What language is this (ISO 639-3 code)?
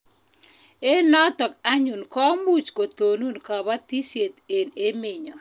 kln